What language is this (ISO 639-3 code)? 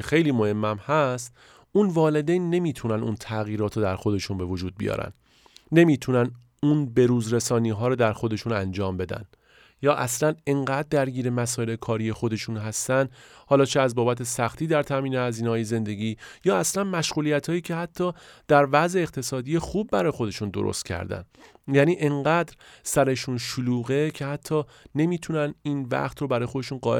fas